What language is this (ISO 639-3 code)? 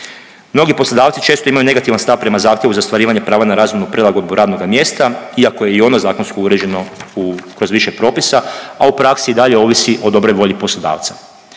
hrv